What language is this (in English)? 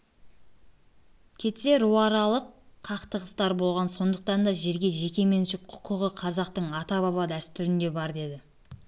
Kazakh